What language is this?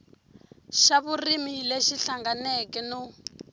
Tsonga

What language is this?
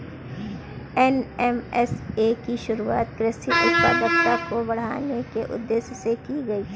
Hindi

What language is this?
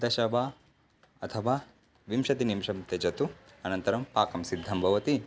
Sanskrit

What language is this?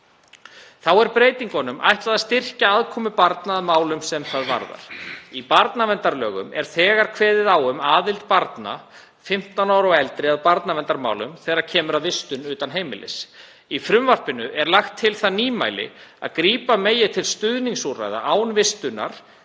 Icelandic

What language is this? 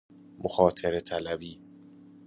Persian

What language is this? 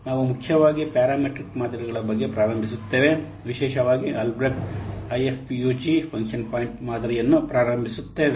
Kannada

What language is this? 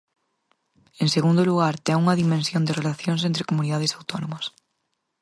Galician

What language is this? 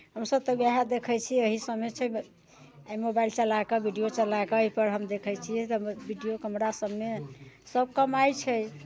Maithili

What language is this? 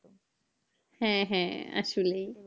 Bangla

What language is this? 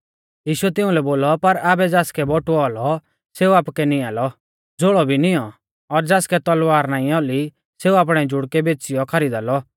Mahasu Pahari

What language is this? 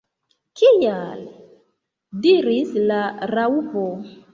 Esperanto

